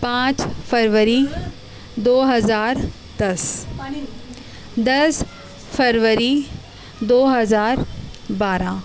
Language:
Urdu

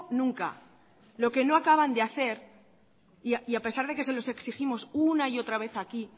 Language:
Spanish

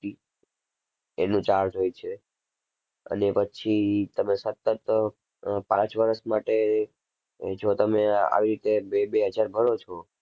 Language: Gujarati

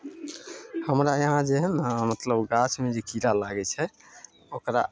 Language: Maithili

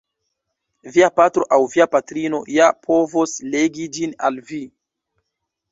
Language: Esperanto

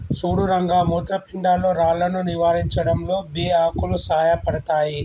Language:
Telugu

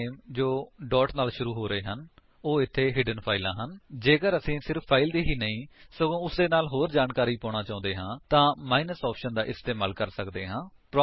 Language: Punjabi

